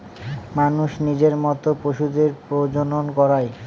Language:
Bangla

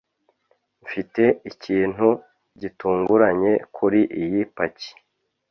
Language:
Kinyarwanda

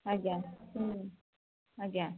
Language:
Odia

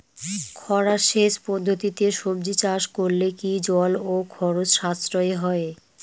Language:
Bangla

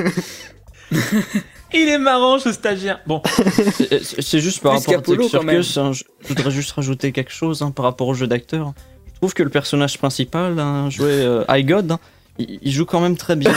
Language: French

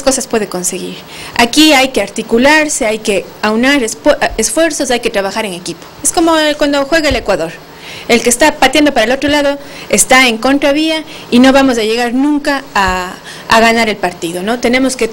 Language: Spanish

